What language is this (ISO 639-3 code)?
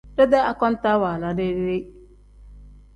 kdh